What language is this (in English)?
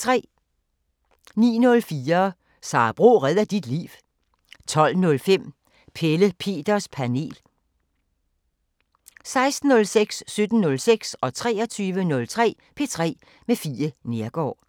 Danish